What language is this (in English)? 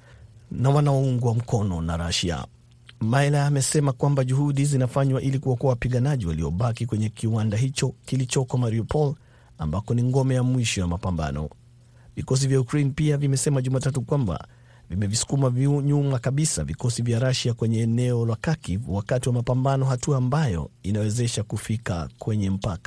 Swahili